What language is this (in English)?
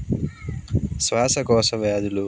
Telugu